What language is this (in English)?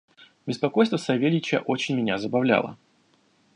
Russian